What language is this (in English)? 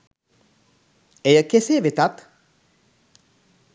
Sinhala